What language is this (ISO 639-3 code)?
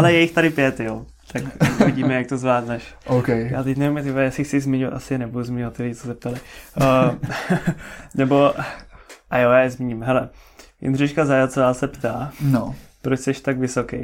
ces